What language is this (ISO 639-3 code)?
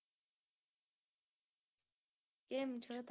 guj